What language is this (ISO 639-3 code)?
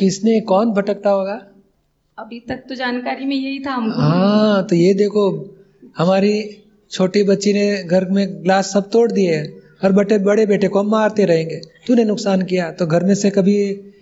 hin